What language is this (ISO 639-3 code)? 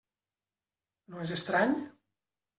cat